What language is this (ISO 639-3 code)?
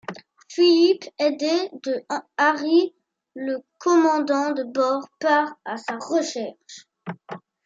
fra